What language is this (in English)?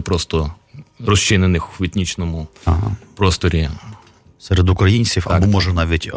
Ukrainian